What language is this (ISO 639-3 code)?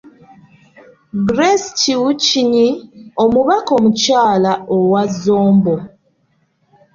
lug